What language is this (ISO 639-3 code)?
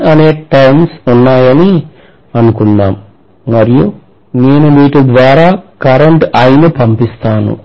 tel